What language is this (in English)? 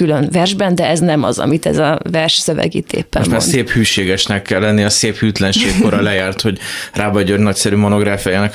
Hungarian